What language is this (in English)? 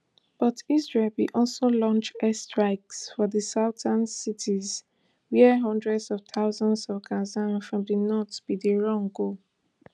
Nigerian Pidgin